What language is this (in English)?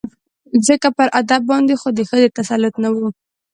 Pashto